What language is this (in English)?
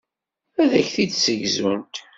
Kabyle